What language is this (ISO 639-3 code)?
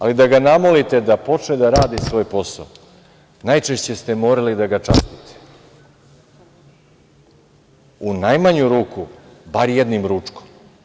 srp